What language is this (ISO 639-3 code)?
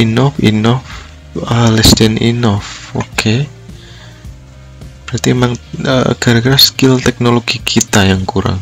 ind